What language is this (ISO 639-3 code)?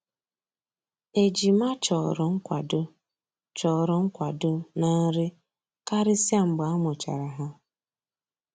ibo